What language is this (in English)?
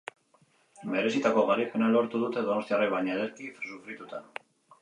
Basque